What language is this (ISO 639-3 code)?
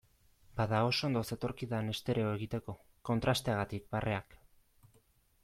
eus